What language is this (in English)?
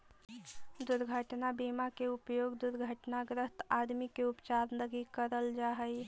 Magahi